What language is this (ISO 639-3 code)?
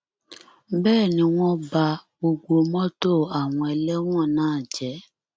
yor